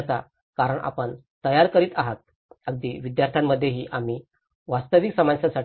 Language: Marathi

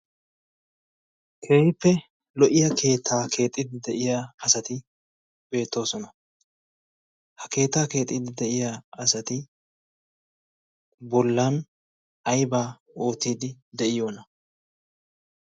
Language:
Wolaytta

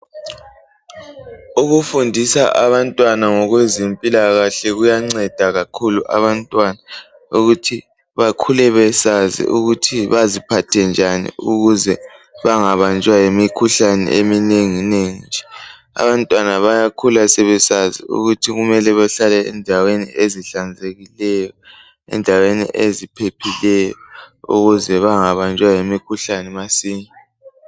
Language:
North Ndebele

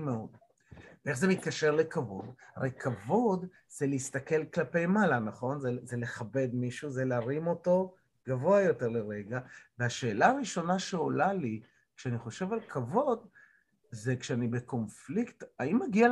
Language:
Hebrew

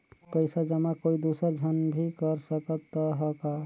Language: Chhattisgarhi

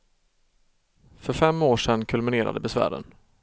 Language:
Swedish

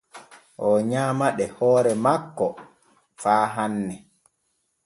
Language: Borgu Fulfulde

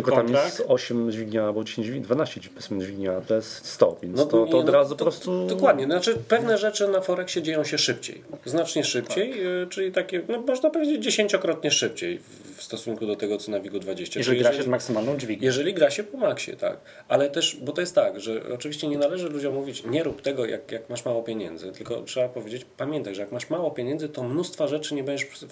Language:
Polish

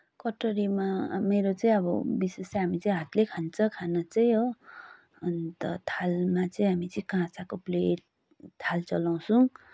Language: Nepali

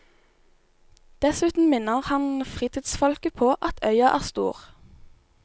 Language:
Norwegian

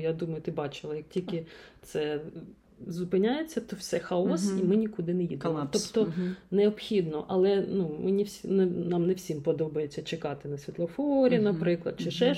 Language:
Ukrainian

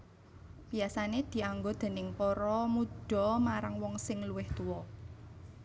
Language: Javanese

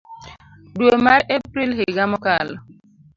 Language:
Luo (Kenya and Tanzania)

